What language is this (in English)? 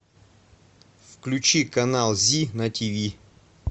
Russian